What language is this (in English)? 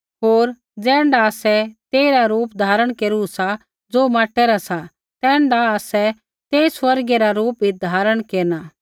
Kullu Pahari